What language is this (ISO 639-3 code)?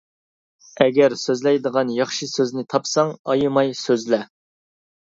uig